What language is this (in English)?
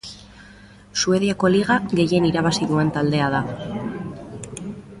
Basque